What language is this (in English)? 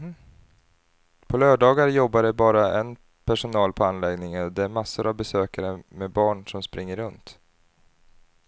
Swedish